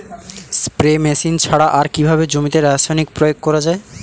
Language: Bangla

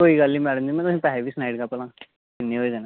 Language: Dogri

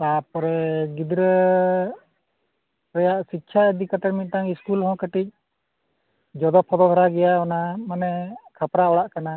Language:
Santali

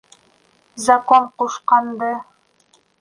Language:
Bashkir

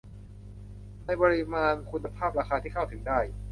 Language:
Thai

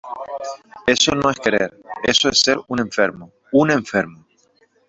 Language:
Spanish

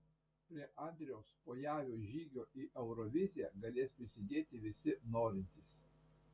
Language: Lithuanian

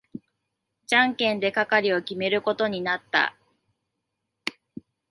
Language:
Japanese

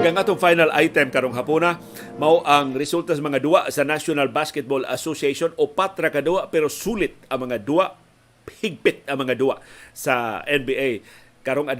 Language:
Filipino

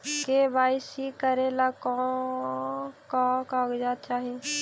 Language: Magahi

